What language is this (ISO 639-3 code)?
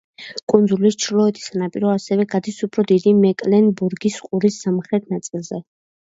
kat